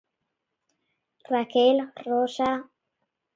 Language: Galician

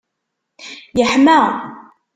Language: Kabyle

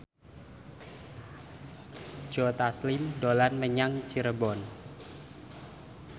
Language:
Javanese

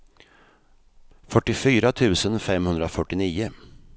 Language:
Swedish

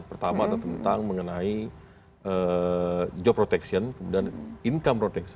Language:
Indonesian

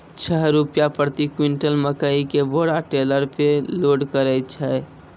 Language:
Maithili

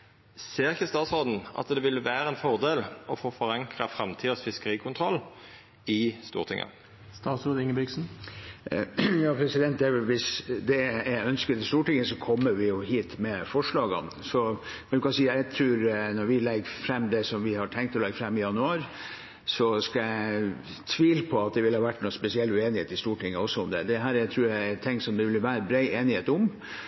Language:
Norwegian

